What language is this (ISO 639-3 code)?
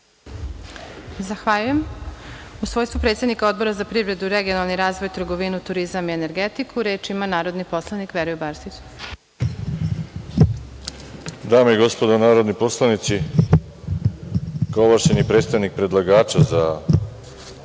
srp